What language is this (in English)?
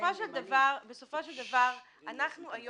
Hebrew